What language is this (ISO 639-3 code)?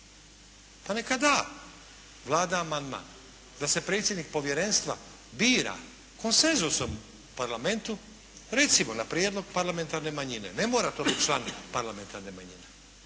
hrv